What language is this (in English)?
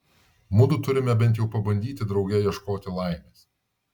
Lithuanian